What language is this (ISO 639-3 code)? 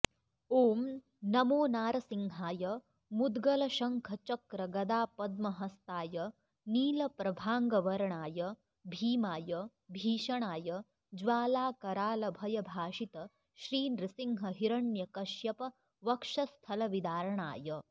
san